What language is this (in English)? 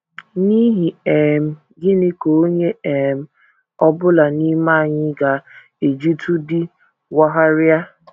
Igbo